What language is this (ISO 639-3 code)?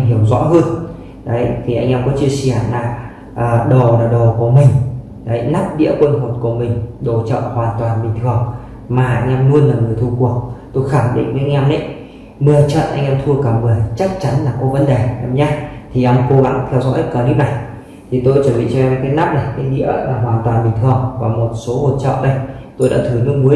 vie